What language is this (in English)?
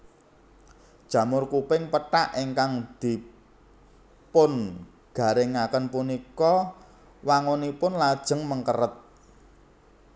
Javanese